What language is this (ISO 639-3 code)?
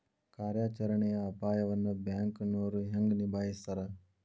kan